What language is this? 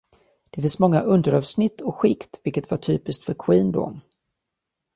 Swedish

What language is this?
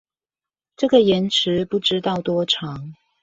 Chinese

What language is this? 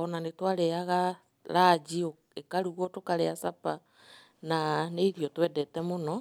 Kikuyu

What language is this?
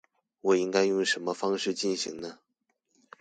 Chinese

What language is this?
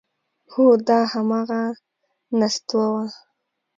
Pashto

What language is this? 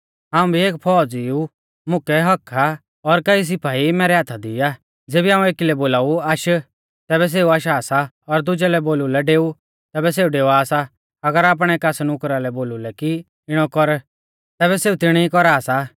Mahasu Pahari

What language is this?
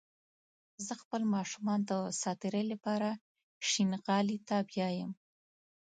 Pashto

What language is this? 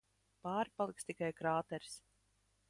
Latvian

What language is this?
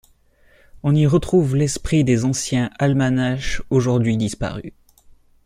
French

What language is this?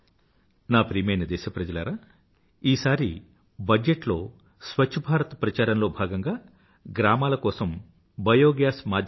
Telugu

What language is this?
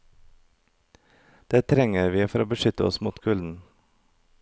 Norwegian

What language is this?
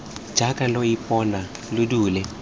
Tswana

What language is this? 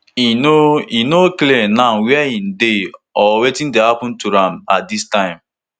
Nigerian Pidgin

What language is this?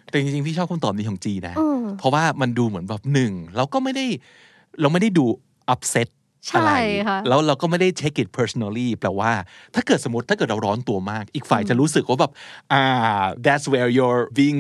Thai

